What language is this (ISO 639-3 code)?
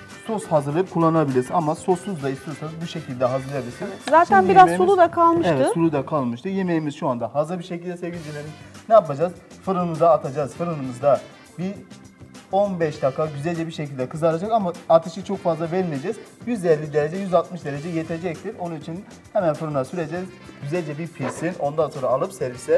tur